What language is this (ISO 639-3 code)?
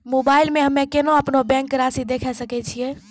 mai